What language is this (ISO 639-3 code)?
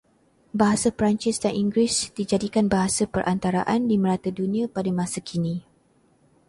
msa